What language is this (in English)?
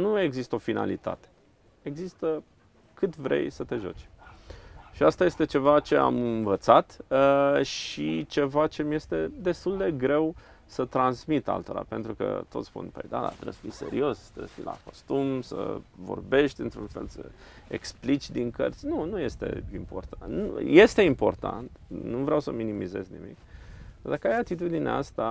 Romanian